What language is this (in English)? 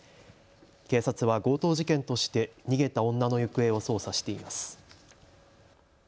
Japanese